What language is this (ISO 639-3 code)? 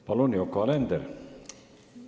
est